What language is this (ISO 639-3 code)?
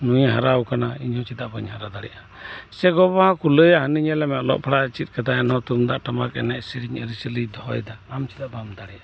sat